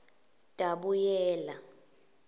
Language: Swati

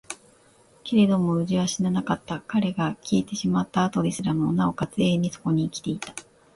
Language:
Japanese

